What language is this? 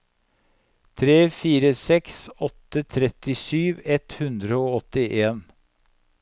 Norwegian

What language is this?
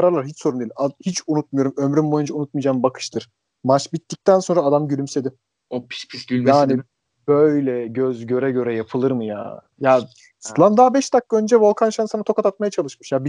Turkish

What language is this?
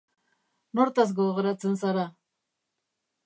Basque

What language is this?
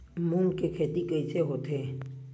Chhattisgarhi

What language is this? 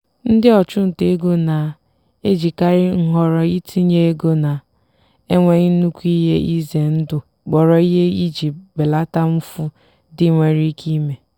Igbo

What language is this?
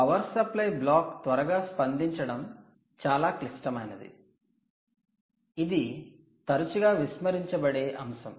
Telugu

